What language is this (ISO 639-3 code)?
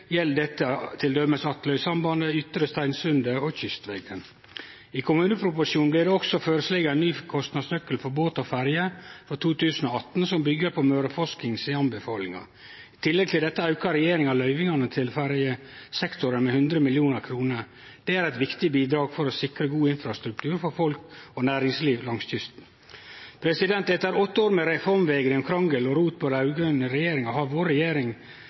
nno